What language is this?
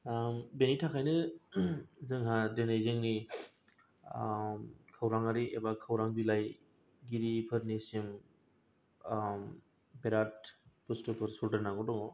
Bodo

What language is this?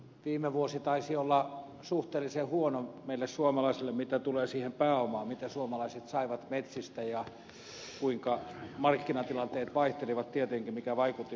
Finnish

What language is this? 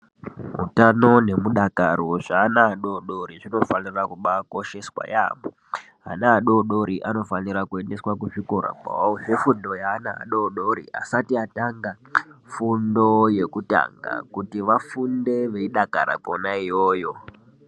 Ndau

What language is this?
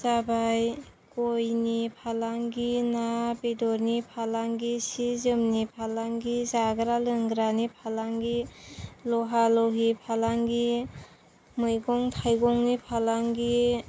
Bodo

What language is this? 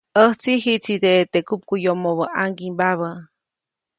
Copainalá Zoque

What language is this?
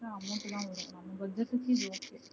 Tamil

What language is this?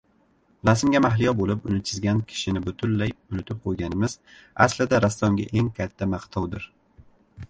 Uzbek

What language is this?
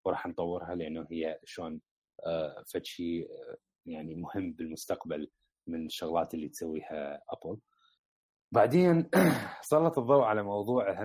Arabic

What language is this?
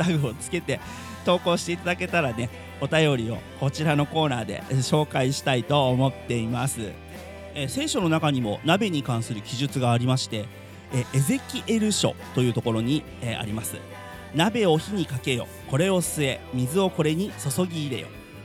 Japanese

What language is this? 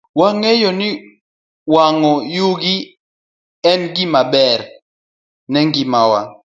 Luo (Kenya and Tanzania)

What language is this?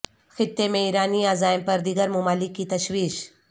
Urdu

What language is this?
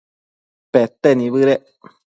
Matsés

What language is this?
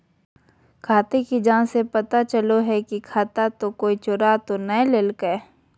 Magahi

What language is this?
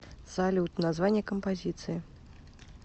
Russian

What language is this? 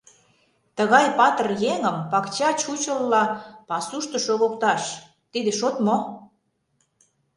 Mari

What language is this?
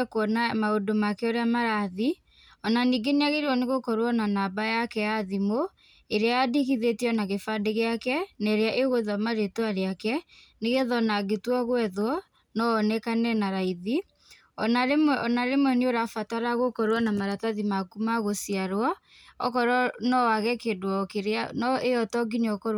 Kikuyu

